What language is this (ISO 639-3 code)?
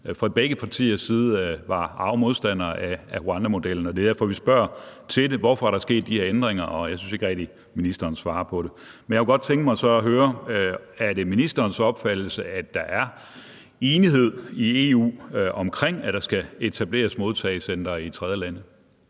dan